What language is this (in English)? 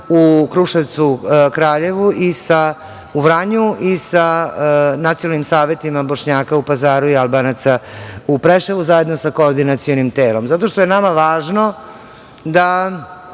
Serbian